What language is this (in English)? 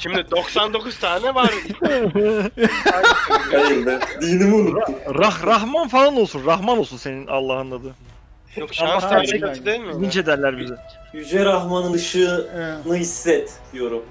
Turkish